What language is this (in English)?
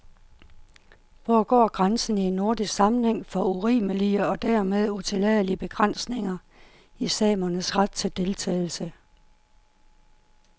Danish